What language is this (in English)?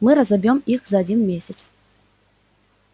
Russian